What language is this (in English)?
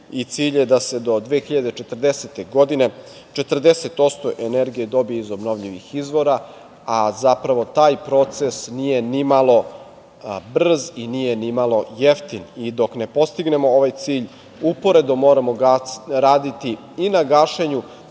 Serbian